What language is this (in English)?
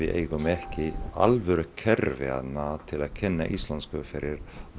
Icelandic